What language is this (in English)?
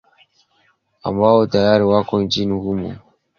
Swahili